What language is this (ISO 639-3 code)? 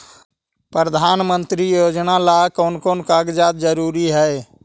mag